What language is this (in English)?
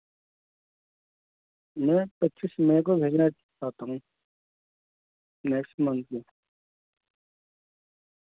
Urdu